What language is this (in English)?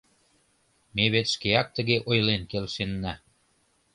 Mari